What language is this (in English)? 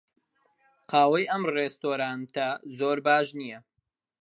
Central Kurdish